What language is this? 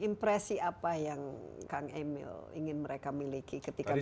Indonesian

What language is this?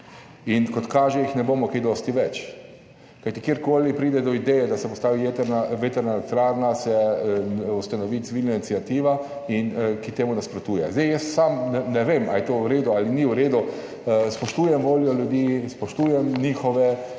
Slovenian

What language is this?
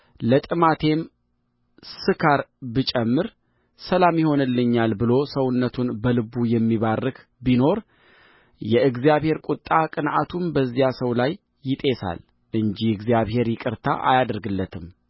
Amharic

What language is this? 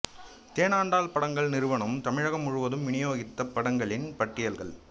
Tamil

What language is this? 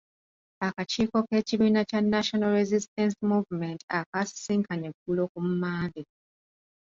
Ganda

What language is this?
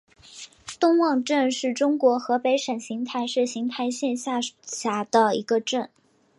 Chinese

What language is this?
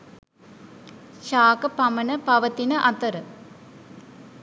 Sinhala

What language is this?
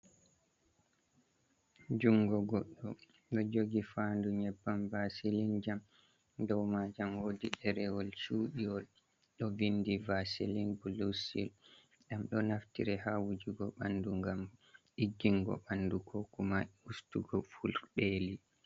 Fula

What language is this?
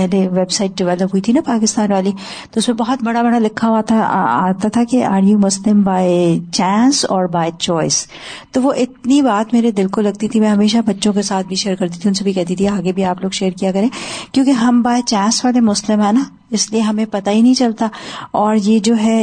Urdu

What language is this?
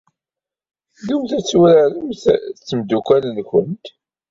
Kabyle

